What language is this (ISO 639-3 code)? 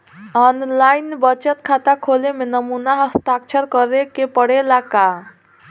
bho